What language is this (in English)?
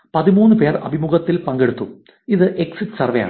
Malayalam